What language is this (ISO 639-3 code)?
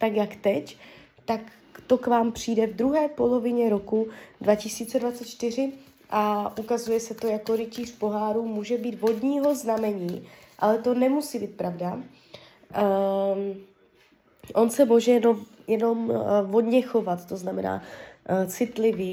ces